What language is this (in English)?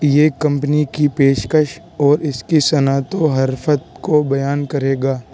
Urdu